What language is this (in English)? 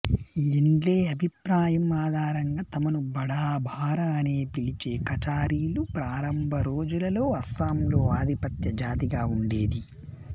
Telugu